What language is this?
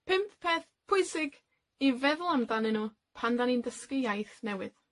Welsh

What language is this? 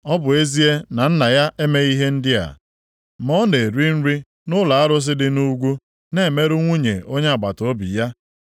Igbo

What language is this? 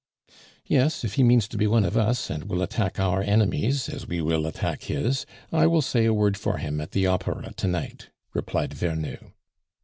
English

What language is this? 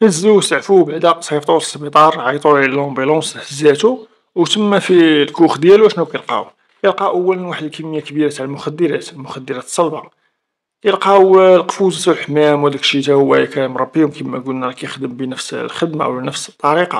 Arabic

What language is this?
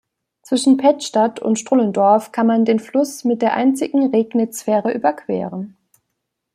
German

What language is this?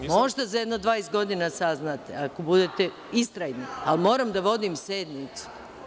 Serbian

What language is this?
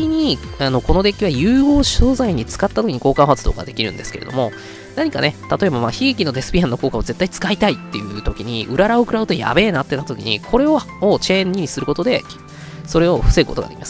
Japanese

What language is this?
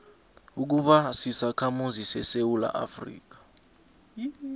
South Ndebele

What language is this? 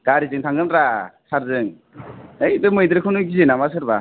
Bodo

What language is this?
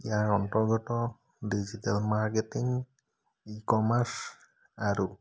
Assamese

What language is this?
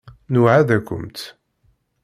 Kabyle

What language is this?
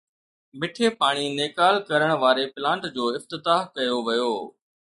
Sindhi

